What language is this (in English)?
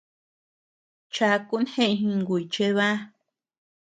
Tepeuxila Cuicatec